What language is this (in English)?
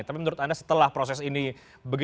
Indonesian